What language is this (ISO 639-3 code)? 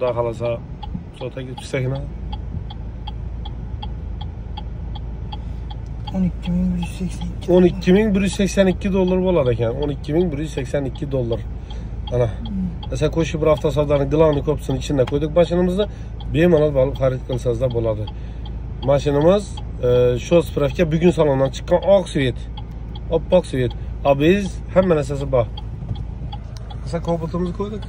tur